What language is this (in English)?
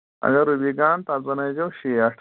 Kashmiri